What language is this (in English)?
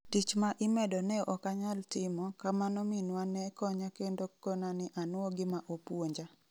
Luo (Kenya and Tanzania)